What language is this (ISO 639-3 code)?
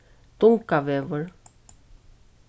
fao